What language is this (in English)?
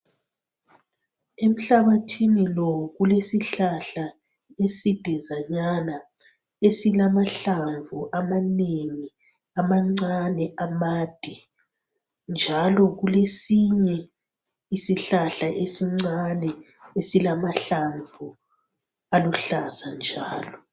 North Ndebele